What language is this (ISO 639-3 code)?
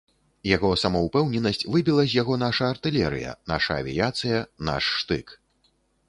bel